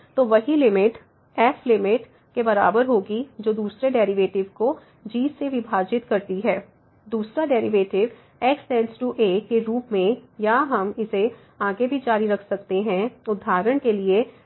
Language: Hindi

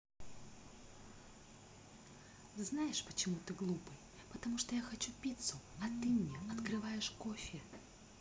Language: Russian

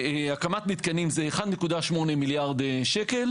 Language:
Hebrew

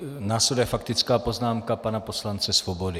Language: Czech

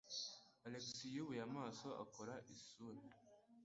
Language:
Kinyarwanda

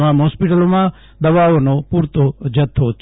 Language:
Gujarati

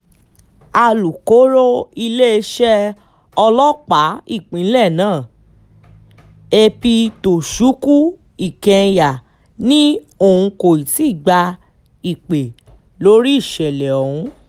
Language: Yoruba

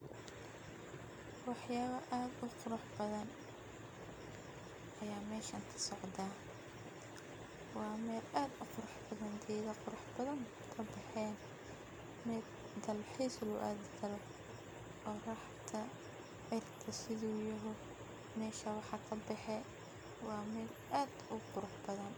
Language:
Somali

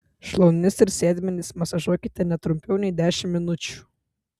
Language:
Lithuanian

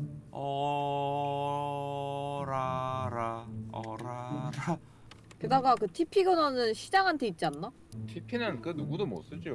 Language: Korean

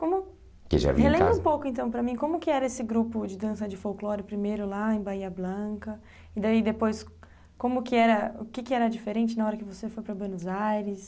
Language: Portuguese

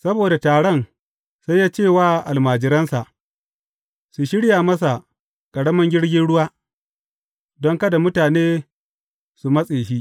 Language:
Hausa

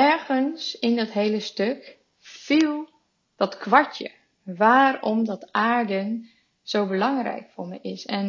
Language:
Dutch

